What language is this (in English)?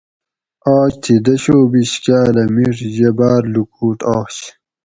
Gawri